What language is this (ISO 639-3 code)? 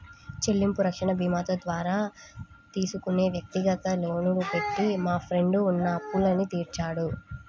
tel